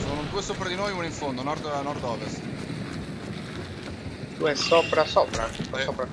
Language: Italian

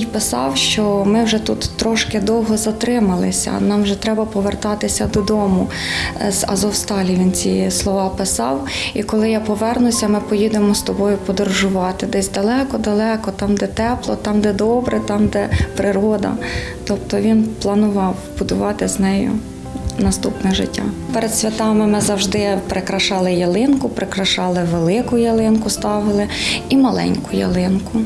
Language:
Ukrainian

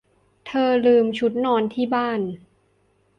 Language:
Thai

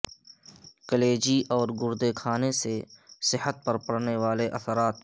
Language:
Urdu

